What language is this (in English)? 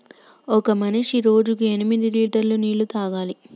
Telugu